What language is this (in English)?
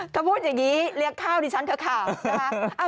Thai